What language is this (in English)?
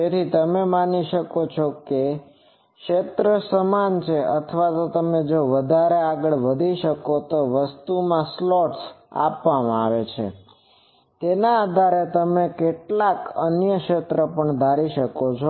Gujarati